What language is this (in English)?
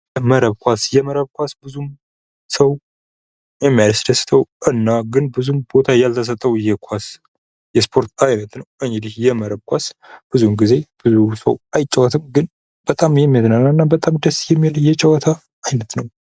Amharic